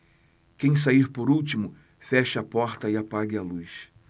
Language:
Portuguese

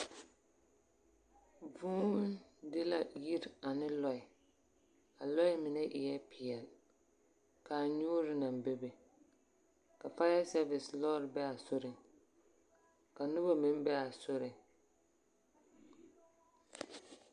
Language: Southern Dagaare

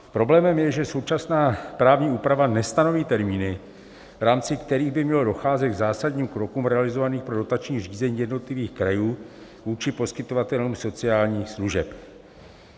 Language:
Czech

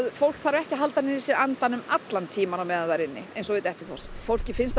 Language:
Icelandic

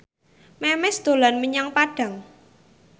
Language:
Javanese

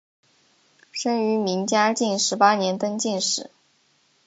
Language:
Chinese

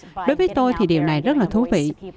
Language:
Vietnamese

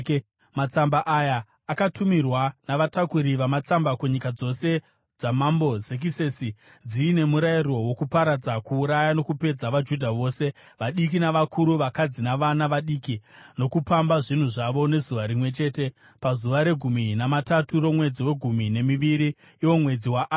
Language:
Shona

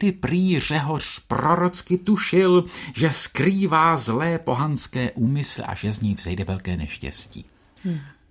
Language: Czech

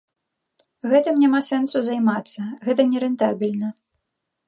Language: Belarusian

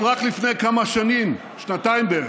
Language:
Hebrew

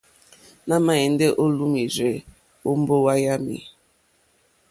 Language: Mokpwe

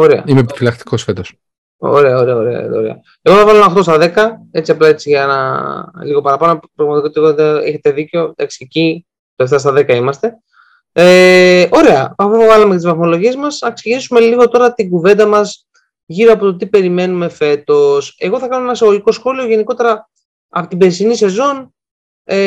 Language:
Greek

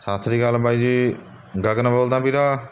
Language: Punjabi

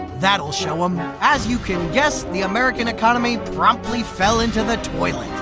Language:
English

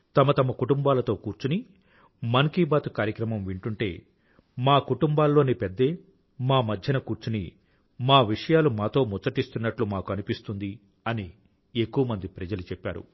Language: Telugu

